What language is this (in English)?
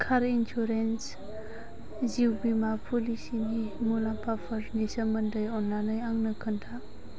Bodo